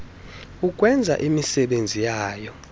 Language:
Xhosa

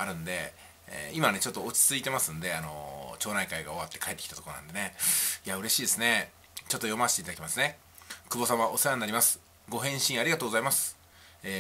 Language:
Japanese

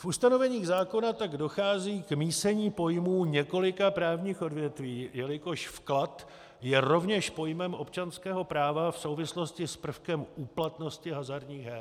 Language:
Czech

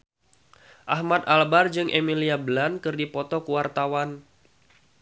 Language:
Sundanese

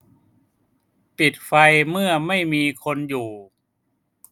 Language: Thai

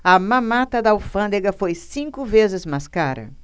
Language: Portuguese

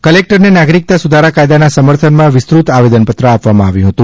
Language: Gujarati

